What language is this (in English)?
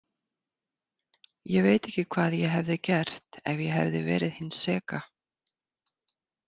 Icelandic